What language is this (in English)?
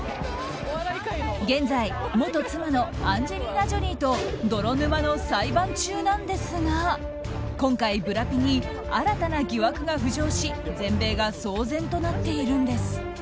Japanese